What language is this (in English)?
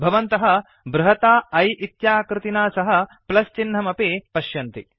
Sanskrit